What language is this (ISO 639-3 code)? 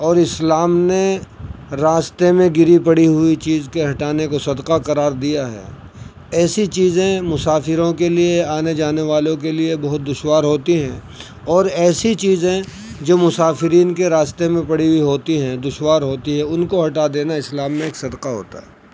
urd